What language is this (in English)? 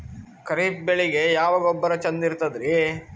Kannada